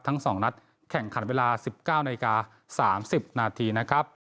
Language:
Thai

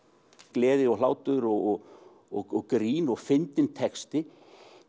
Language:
Icelandic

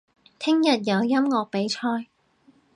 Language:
Cantonese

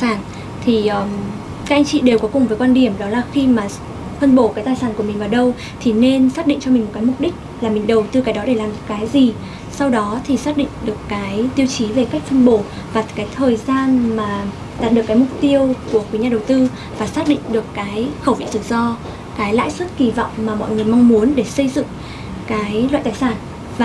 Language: Vietnamese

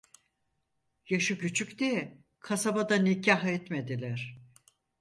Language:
Turkish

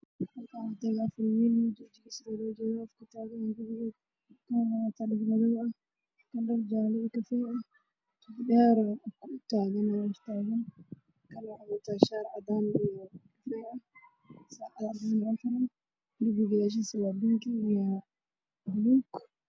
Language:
Somali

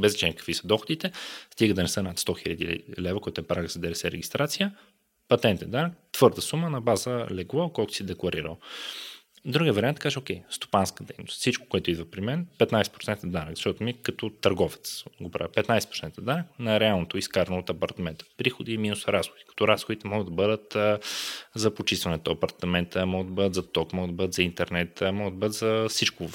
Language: Bulgarian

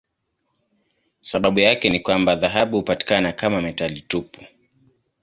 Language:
Swahili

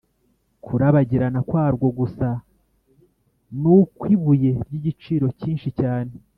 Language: Kinyarwanda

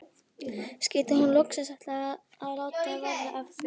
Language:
Icelandic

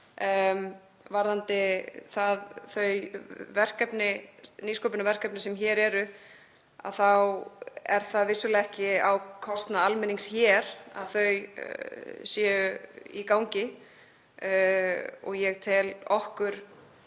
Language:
Icelandic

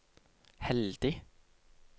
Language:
Norwegian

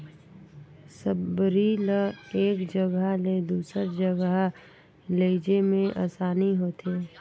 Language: Chhattisgarhi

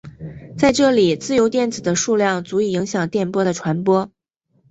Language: Chinese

